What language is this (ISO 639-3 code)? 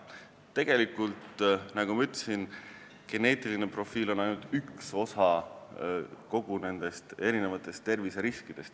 est